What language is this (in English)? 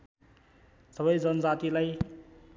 Nepali